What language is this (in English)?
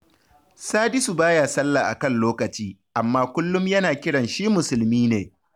Hausa